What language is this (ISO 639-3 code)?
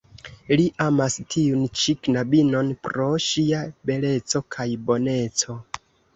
epo